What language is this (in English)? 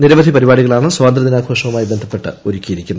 Malayalam